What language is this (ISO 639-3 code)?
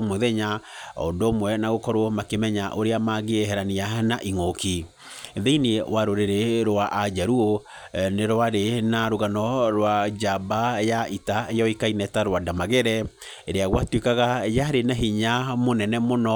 kik